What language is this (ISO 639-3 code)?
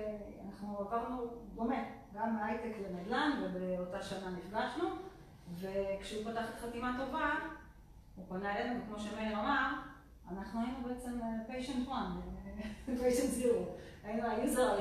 heb